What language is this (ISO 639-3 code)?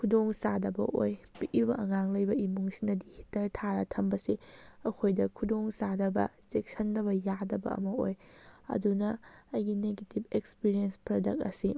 mni